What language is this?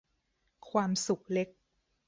Thai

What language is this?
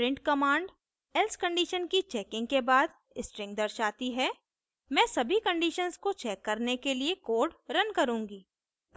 Hindi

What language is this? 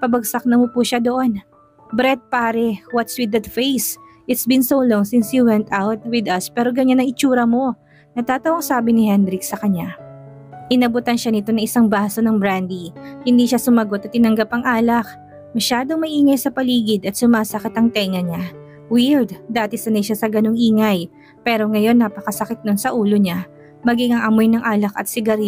Filipino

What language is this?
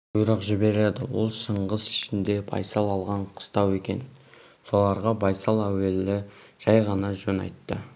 Kazakh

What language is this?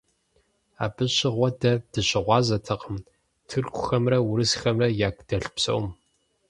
Kabardian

